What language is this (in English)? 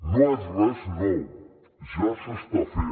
Catalan